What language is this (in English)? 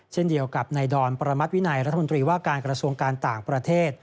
Thai